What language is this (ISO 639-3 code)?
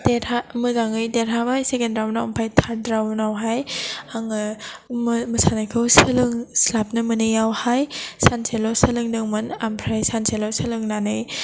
brx